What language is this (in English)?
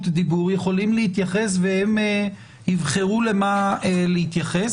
Hebrew